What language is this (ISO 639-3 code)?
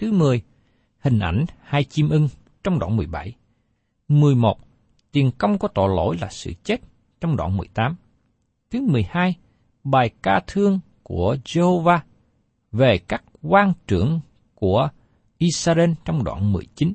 vie